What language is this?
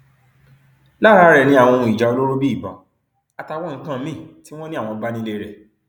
Yoruba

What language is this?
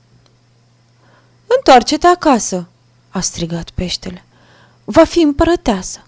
Romanian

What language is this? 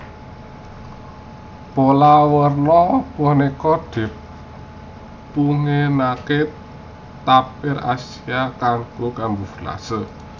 Javanese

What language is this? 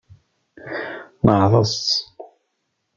Kabyle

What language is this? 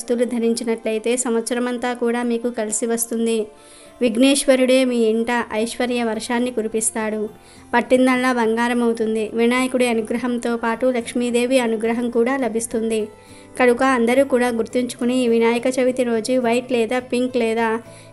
Telugu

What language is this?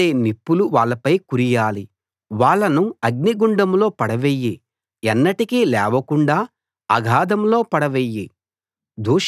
Telugu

